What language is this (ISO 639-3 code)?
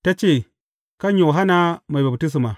hau